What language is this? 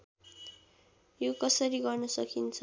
Nepali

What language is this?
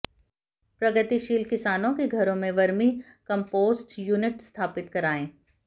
Hindi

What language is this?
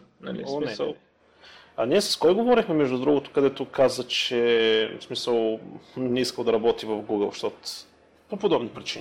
Bulgarian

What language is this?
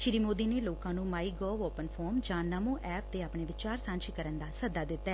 Punjabi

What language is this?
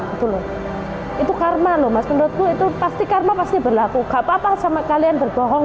Indonesian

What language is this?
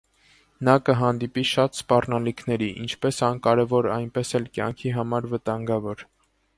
Armenian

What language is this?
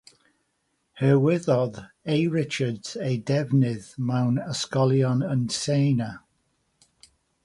Welsh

